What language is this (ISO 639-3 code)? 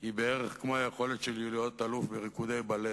heb